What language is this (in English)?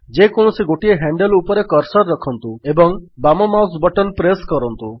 Odia